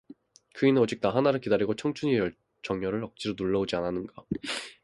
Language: Korean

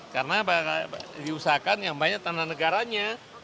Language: Indonesian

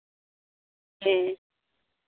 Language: Santali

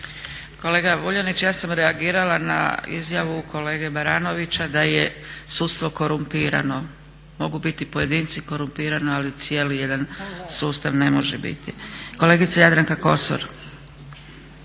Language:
Croatian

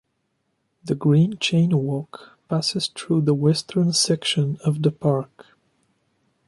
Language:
English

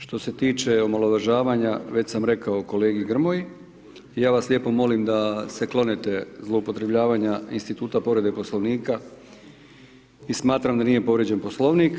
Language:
Croatian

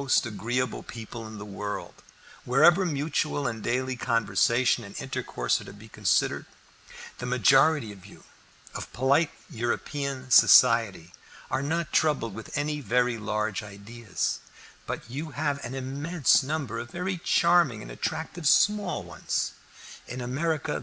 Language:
English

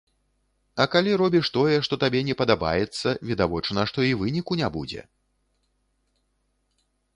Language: Belarusian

